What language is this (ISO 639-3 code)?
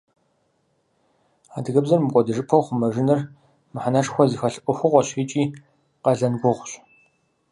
kbd